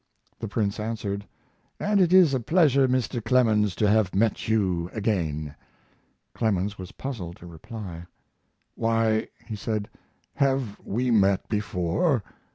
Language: English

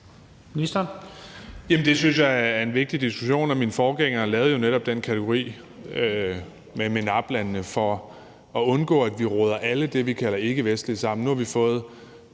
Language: Danish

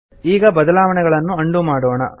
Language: Kannada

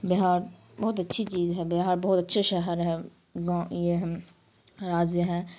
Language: Urdu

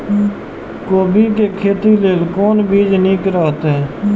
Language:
Maithili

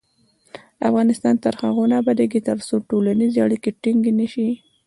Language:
Pashto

